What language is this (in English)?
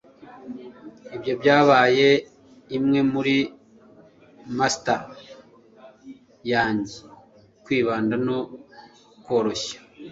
Kinyarwanda